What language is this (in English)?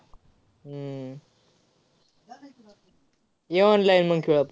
Marathi